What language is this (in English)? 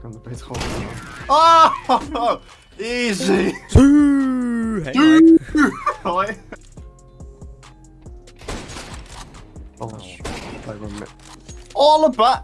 Dutch